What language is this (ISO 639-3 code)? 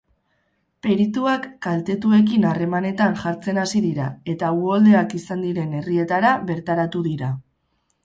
eus